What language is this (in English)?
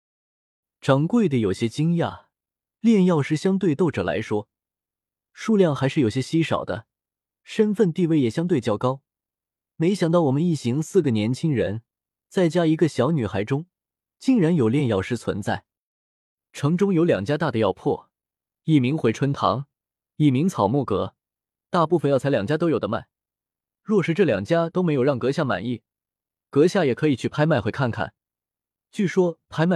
Chinese